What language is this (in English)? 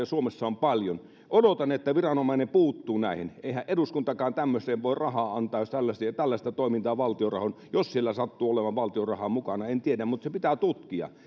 Finnish